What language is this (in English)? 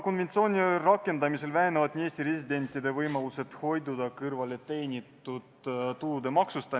Estonian